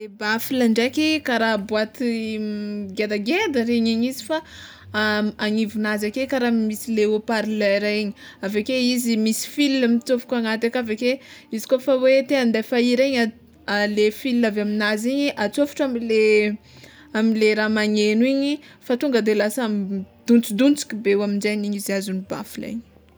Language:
Tsimihety Malagasy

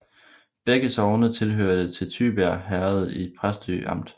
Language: Danish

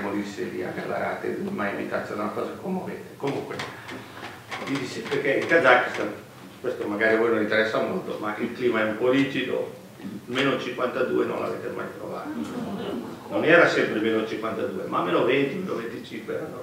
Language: Italian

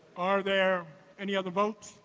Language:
English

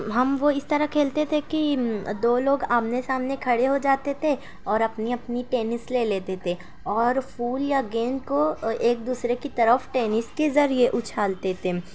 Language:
Urdu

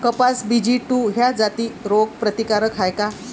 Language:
Marathi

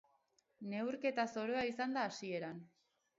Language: Basque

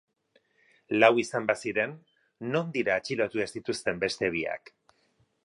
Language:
Basque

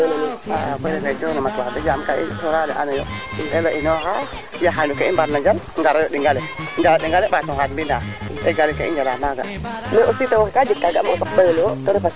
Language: Serer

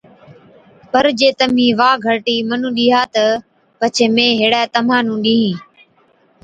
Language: Od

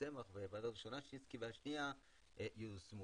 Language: Hebrew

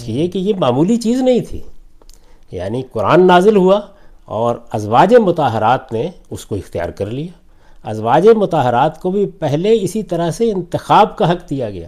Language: Urdu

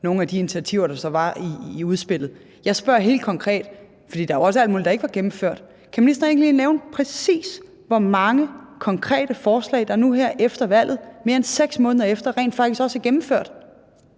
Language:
Danish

